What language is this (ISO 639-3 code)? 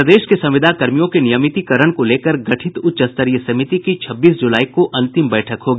hin